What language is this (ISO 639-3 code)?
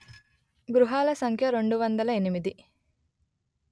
tel